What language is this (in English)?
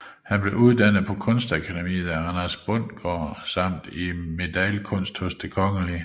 Danish